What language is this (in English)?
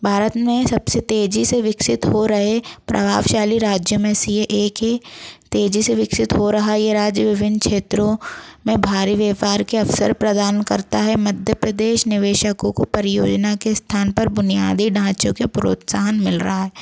Hindi